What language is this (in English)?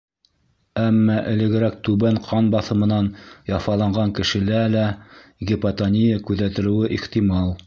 Bashkir